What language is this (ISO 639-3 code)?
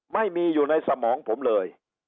tha